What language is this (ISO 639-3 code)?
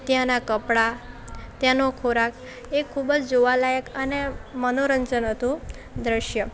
guj